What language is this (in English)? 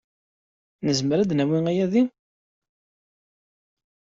Kabyle